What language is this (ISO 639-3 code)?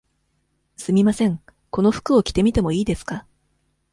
jpn